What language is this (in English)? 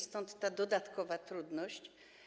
Polish